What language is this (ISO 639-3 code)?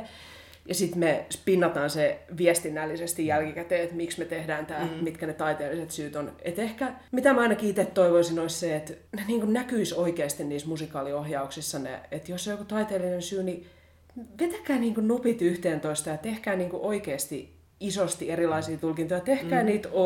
fin